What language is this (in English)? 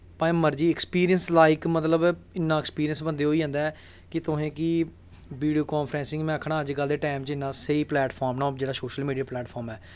Dogri